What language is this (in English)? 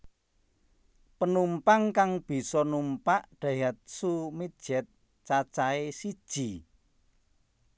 Javanese